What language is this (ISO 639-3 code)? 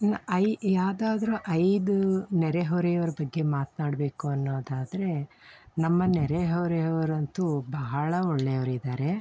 kan